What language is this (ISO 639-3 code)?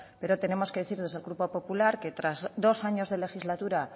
spa